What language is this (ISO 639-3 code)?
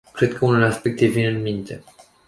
ron